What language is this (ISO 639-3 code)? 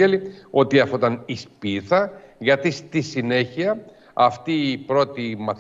ell